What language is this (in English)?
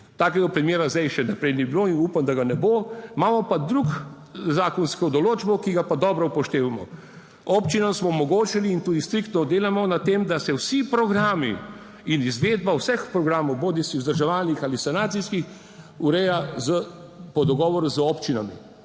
Slovenian